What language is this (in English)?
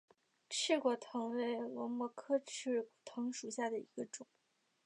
Chinese